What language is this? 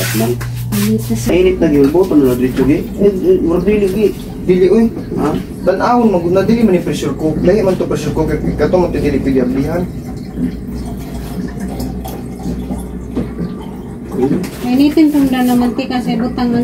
Filipino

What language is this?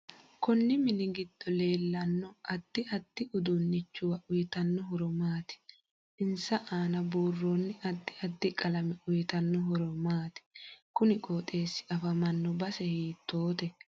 Sidamo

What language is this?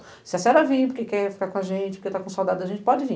Portuguese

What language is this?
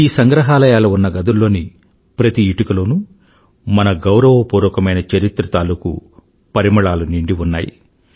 Telugu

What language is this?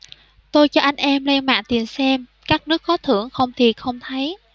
Vietnamese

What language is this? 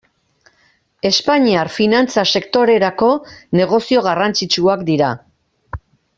Basque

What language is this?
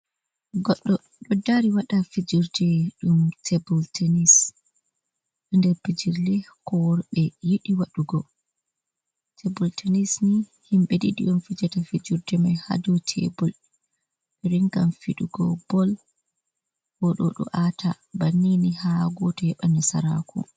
Fula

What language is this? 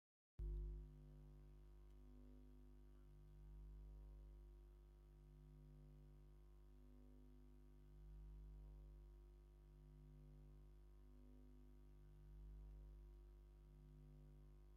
Tigrinya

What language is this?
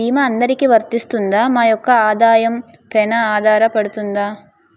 Telugu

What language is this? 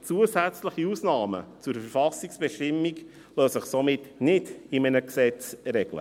Swiss German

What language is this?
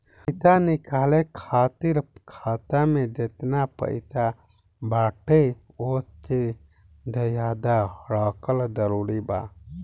Bhojpuri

